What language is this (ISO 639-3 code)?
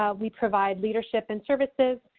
eng